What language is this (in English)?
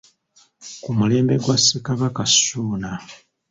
Ganda